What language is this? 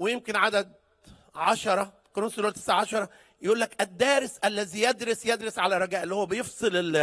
Arabic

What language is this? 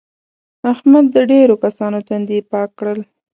Pashto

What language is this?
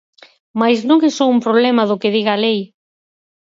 Galician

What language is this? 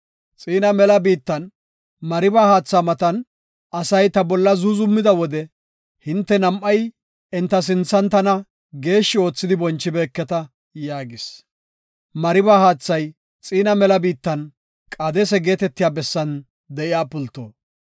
Gofa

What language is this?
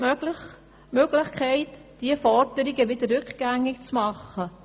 Swiss German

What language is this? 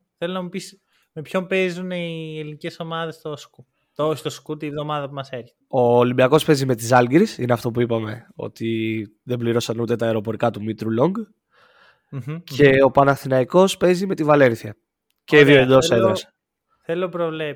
Greek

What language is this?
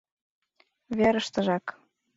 Mari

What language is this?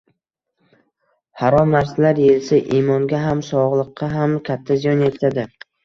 Uzbek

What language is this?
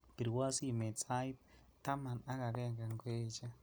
Kalenjin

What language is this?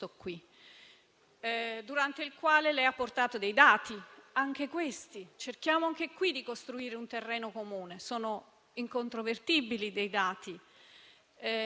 Italian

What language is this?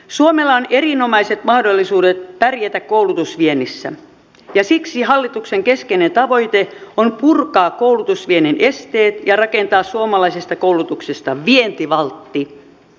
Finnish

